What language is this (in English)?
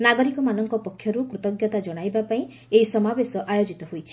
Odia